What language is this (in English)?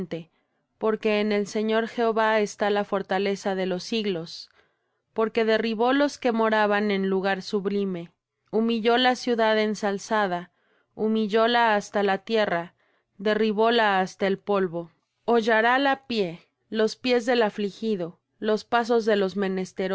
Spanish